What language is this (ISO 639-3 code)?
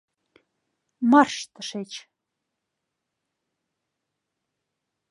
chm